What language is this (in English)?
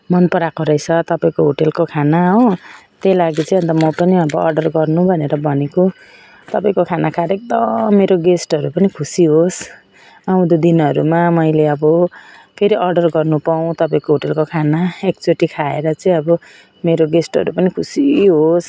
Nepali